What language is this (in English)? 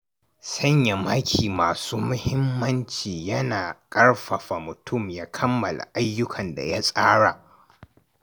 Hausa